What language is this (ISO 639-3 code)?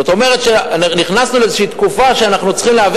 heb